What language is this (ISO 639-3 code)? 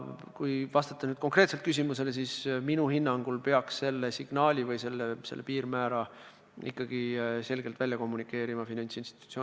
est